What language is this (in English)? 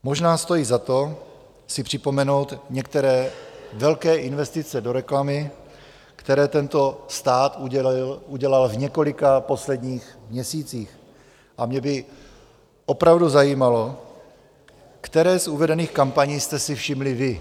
Czech